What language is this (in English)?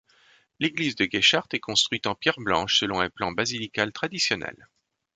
French